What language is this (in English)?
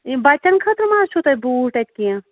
Kashmiri